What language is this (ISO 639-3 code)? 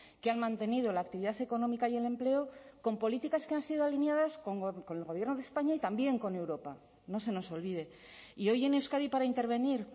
spa